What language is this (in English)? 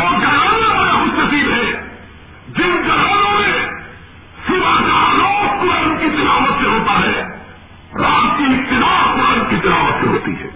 Urdu